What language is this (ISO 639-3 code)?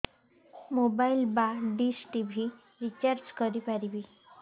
ori